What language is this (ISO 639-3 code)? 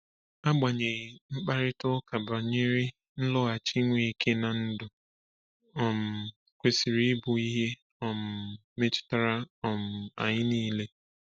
ibo